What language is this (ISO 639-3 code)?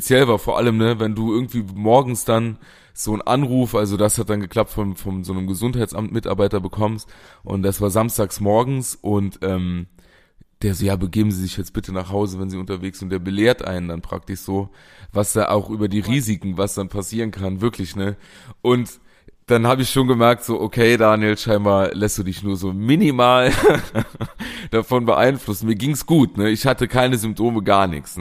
deu